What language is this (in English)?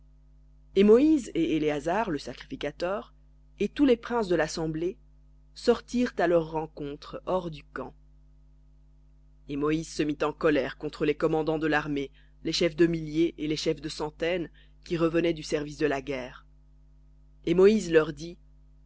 French